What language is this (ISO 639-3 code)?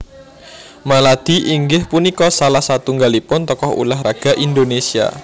jav